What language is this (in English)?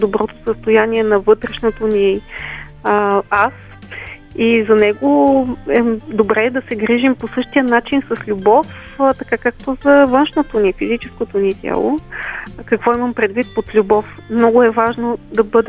Bulgarian